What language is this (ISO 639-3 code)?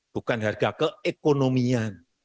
ind